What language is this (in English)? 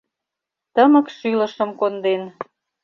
Mari